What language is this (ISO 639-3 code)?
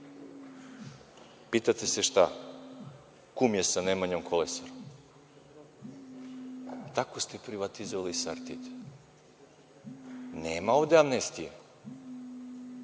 srp